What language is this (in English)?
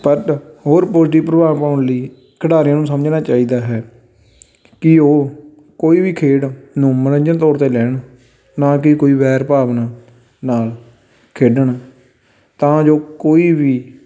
Punjabi